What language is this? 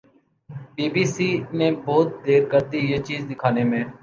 Urdu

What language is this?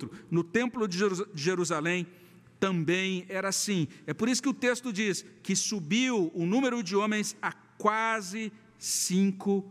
Portuguese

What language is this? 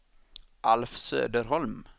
Swedish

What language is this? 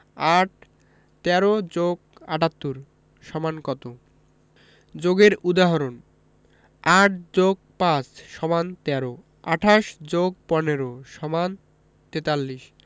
Bangla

